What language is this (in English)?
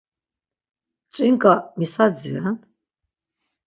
Laz